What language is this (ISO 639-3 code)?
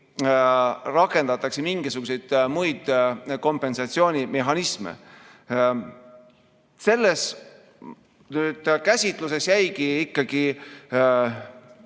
est